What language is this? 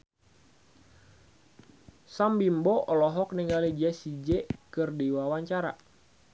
Sundanese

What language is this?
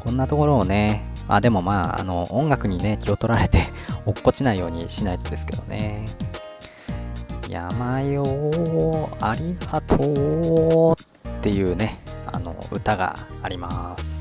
Japanese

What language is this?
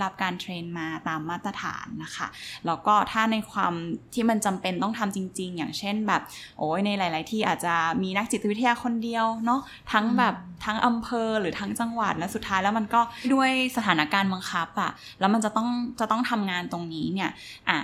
Thai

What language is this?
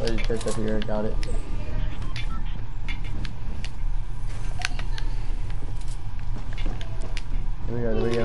English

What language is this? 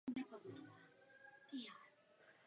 Czech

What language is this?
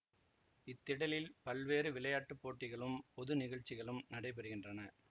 Tamil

